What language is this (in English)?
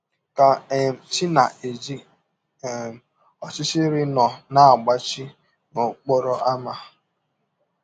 Igbo